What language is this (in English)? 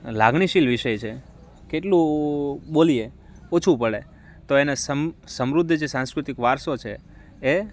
Gujarati